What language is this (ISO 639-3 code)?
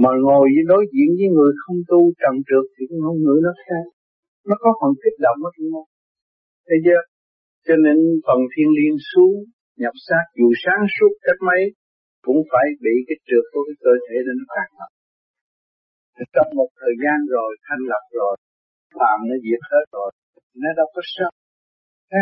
vie